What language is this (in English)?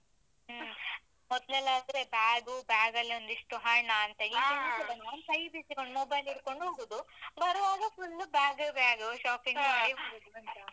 Kannada